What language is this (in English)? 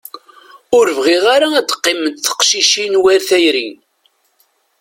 Kabyle